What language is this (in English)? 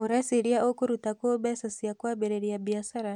Kikuyu